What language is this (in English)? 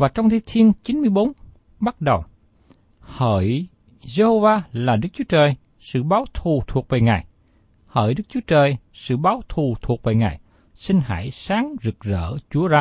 Vietnamese